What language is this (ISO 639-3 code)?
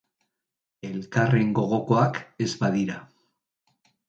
eus